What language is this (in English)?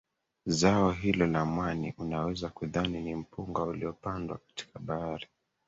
Swahili